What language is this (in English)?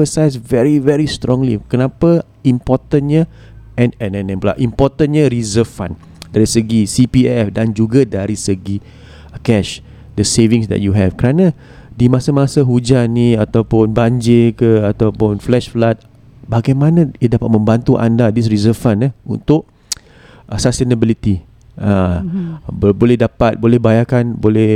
Malay